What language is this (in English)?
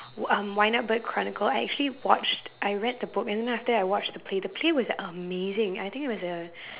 English